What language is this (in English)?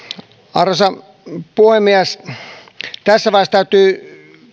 Finnish